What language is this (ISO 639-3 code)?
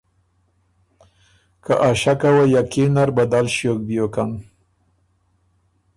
oru